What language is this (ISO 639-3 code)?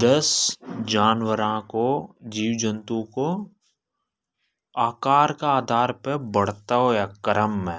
hoj